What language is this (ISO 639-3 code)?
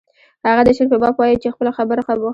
pus